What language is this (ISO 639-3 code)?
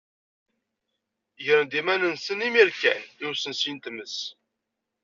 kab